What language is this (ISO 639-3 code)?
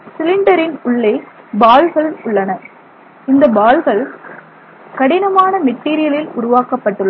tam